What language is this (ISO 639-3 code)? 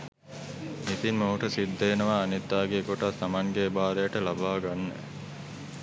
sin